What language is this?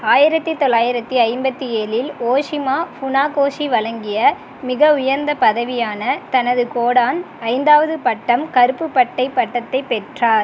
Tamil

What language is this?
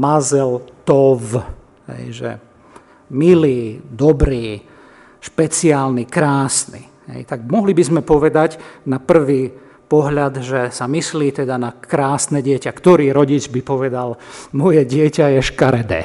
Slovak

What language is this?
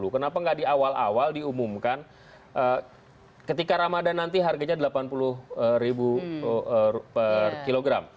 Indonesian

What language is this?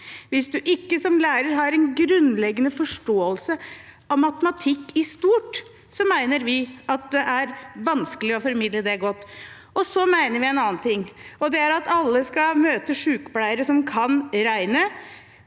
Norwegian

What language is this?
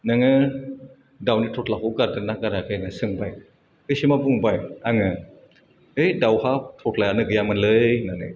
Bodo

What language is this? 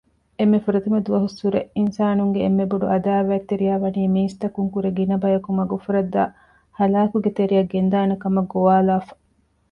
Divehi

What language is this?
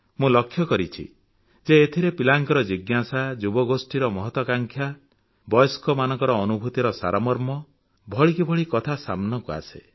Odia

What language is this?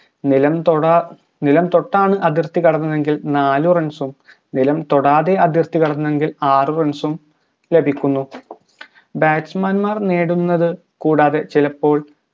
Malayalam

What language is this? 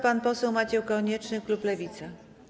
Polish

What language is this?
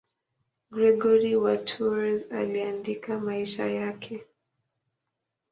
Swahili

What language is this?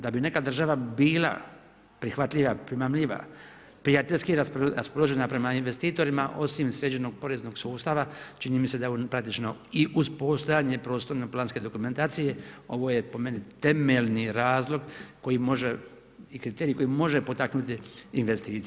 Croatian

